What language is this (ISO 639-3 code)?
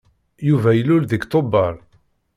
kab